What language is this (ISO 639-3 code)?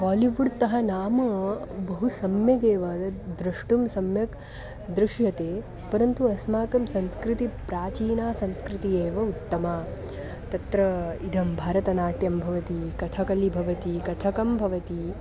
san